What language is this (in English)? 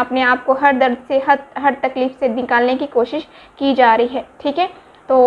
Hindi